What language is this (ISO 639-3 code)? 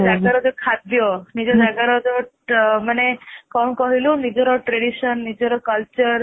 ori